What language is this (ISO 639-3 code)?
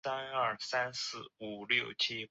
zho